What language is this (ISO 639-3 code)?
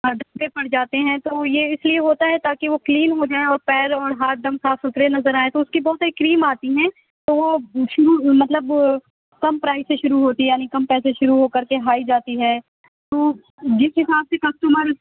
urd